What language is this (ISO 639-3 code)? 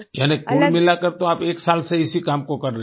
hin